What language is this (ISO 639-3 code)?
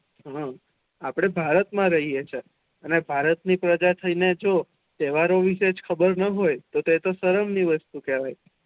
guj